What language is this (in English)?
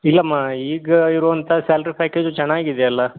Kannada